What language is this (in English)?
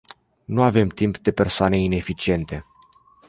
Romanian